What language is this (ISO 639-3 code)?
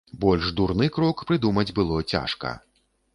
bel